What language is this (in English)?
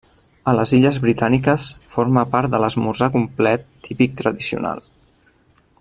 Catalan